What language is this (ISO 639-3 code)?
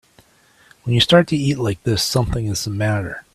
eng